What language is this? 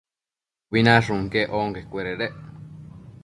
Matsés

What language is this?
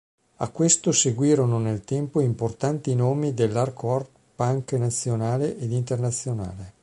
Italian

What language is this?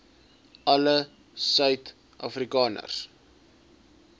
Afrikaans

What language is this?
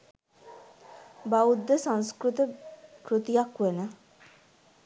Sinhala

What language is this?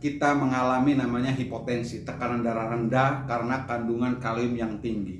Indonesian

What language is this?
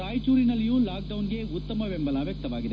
Kannada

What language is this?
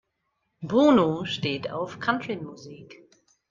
German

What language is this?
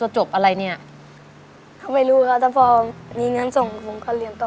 Thai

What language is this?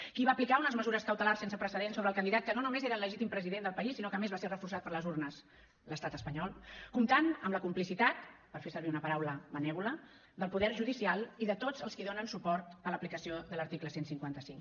Catalan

